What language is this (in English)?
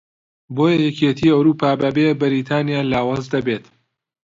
Central Kurdish